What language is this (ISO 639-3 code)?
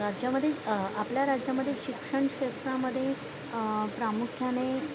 mar